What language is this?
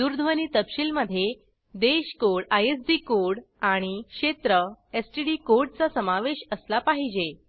Marathi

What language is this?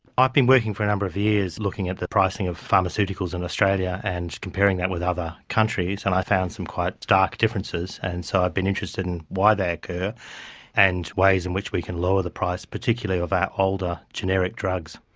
English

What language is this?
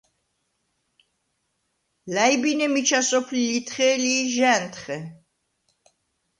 Svan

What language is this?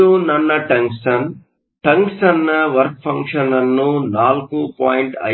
Kannada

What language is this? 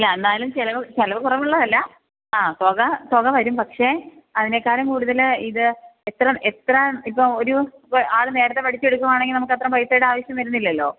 Malayalam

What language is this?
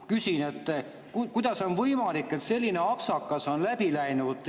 Estonian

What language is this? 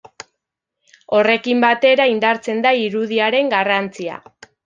Basque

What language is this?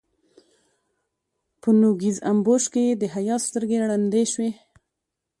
Pashto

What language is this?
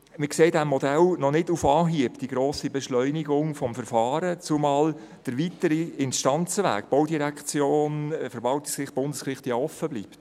Swiss German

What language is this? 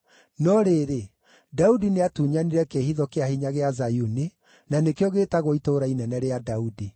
Kikuyu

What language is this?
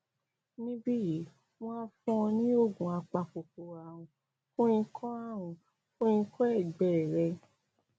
Yoruba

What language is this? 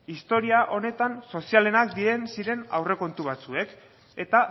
Basque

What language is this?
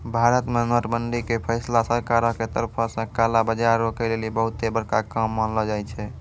Maithili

